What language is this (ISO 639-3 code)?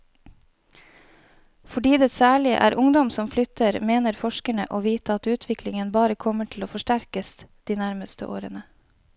nor